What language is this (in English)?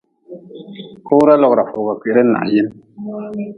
Nawdm